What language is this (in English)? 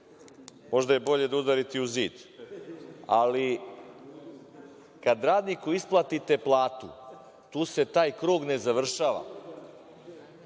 Serbian